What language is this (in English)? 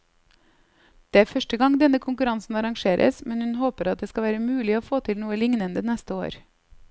Norwegian